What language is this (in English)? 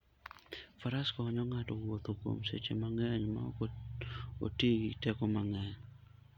Luo (Kenya and Tanzania)